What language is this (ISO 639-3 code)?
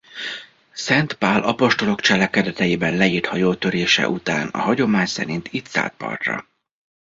hun